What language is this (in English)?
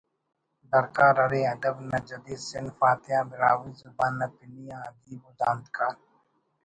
Brahui